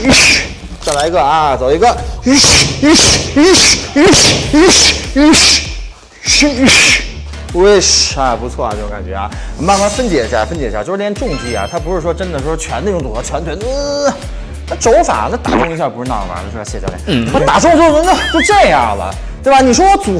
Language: Chinese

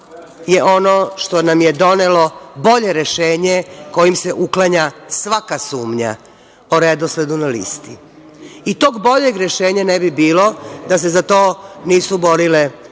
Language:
Serbian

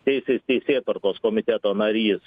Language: Lithuanian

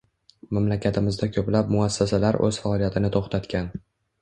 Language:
Uzbek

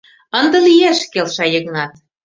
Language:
Mari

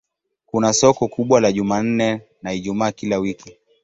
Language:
Swahili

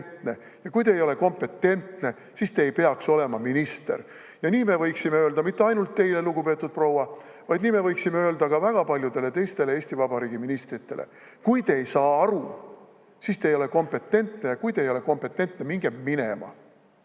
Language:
Estonian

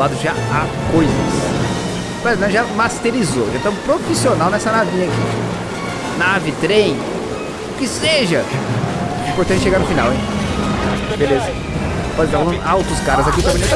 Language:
Portuguese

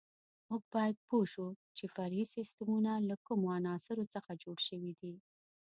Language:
Pashto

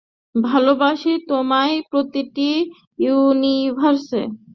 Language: Bangla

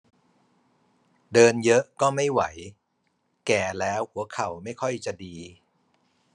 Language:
Thai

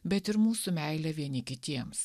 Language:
Lithuanian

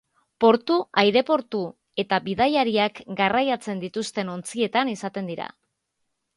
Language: Basque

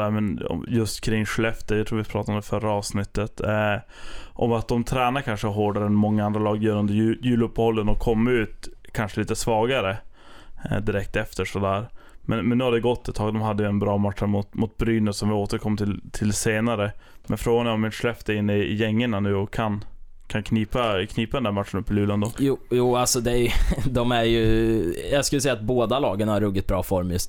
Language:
Swedish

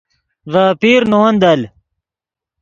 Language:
Yidgha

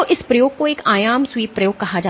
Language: Hindi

